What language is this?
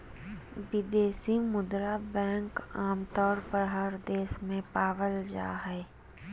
Magahi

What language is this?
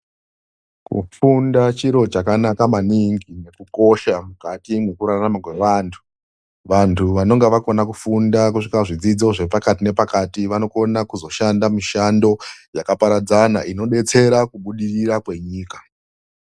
Ndau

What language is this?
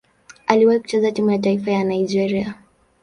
Swahili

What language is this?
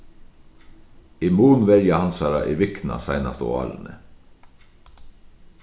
Faroese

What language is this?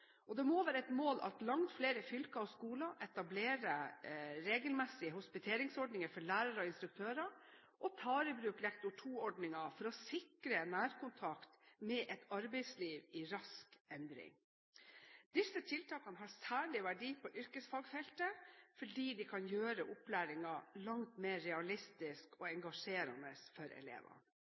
Norwegian Bokmål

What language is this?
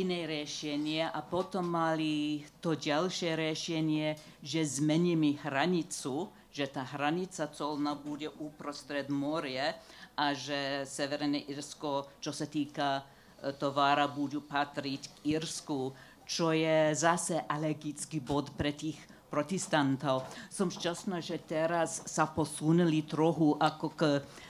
Slovak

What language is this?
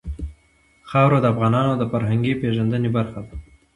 Pashto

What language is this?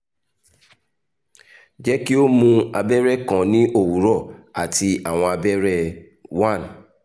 Yoruba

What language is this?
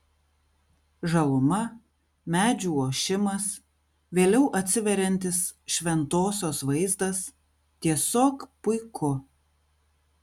Lithuanian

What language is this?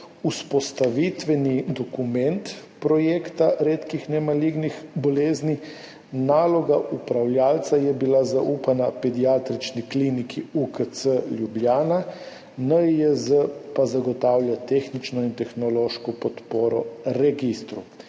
Slovenian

